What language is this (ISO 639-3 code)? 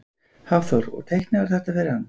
isl